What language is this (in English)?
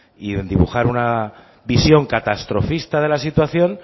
Spanish